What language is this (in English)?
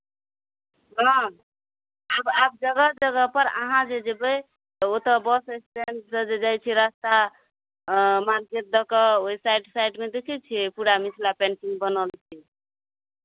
Maithili